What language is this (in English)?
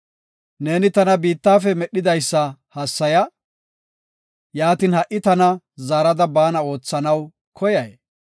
Gofa